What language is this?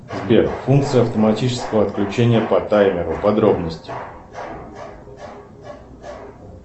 Russian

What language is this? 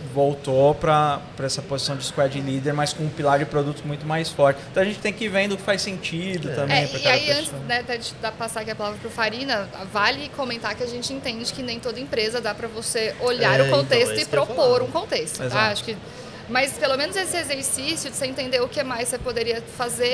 Portuguese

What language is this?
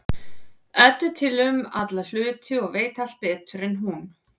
Icelandic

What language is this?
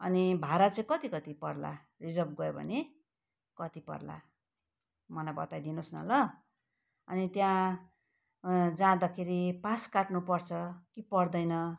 Nepali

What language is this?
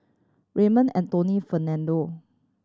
English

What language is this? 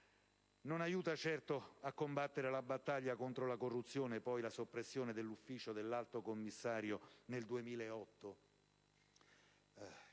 Italian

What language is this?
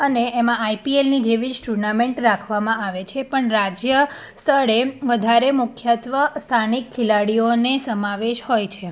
Gujarati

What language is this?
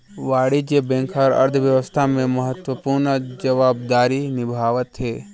Chhattisgarhi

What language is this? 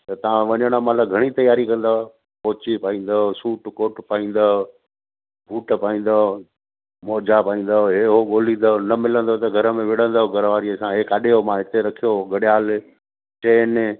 Sindhi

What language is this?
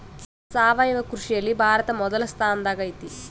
Kannada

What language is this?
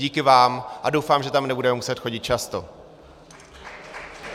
Czech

